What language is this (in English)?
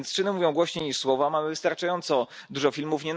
Polish